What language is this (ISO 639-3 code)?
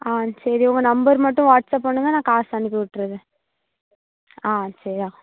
tam